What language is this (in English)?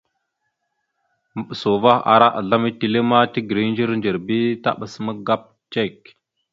Mada (Cameroon)